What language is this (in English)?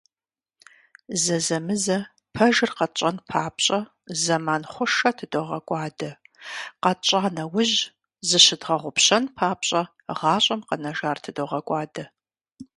Kabardian